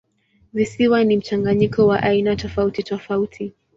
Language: Swahili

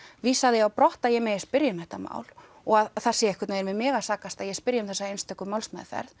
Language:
Icelandic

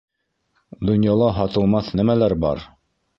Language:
Bashkir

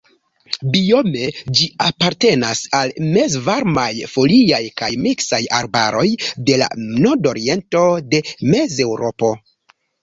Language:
Esperanto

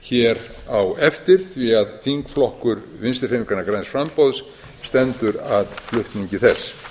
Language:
Icelandic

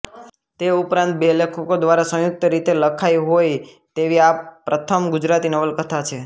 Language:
Gujarati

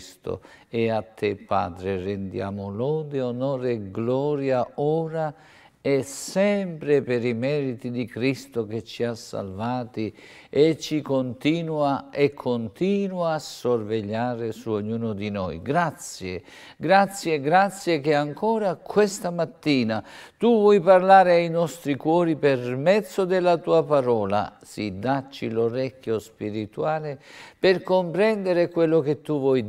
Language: Italian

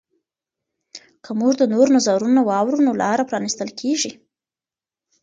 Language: Pashto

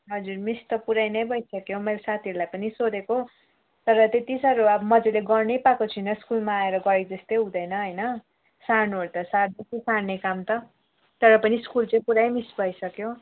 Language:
Nepali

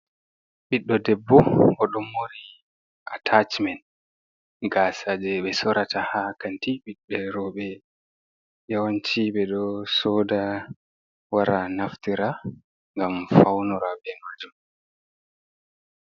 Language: Fula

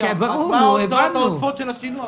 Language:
Hebrew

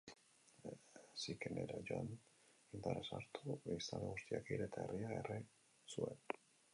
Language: Basque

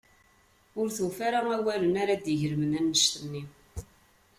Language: Kabyle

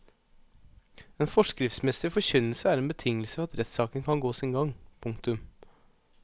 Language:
Norwegian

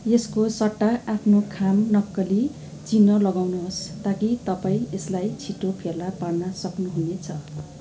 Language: Nepali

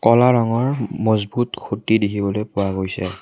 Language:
Assamese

